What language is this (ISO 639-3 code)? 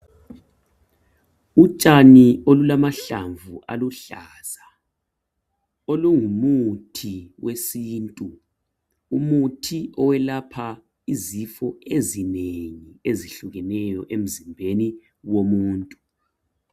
nde